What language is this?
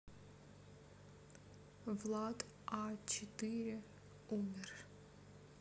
Russian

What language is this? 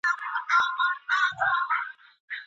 Pashto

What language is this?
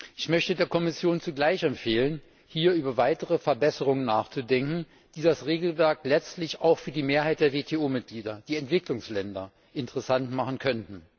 German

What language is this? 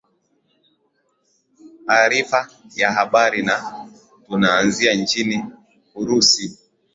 Swahili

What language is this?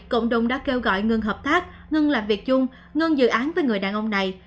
Vietnamese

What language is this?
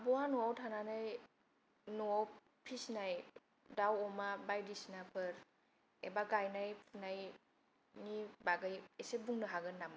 Bodo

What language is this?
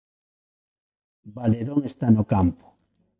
Galician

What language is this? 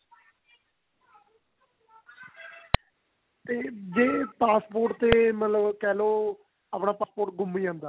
Punjabi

